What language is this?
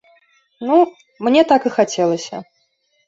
Belarusian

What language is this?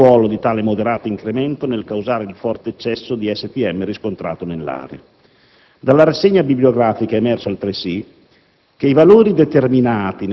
Italian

